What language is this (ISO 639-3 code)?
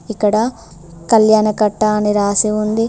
tel